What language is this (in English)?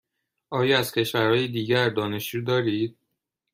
Persian